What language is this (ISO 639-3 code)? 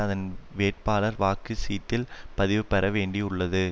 tam